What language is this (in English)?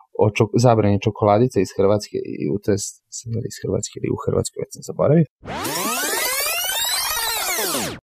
Croatian